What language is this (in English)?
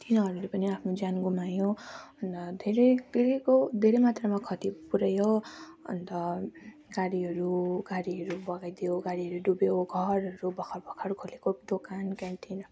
Nepali